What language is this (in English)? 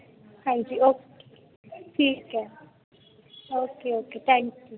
Punjabi